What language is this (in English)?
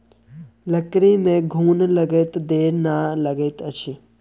Maithili